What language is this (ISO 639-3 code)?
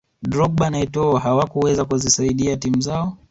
swa